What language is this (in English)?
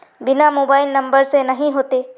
Magahi